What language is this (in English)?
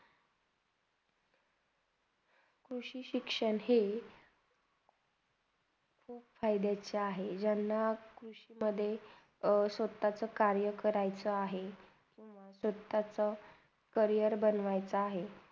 Marathi